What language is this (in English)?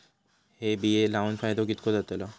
Marathi